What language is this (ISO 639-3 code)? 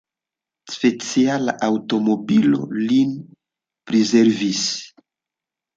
epo